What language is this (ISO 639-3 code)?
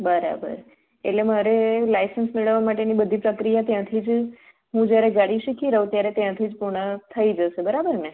guj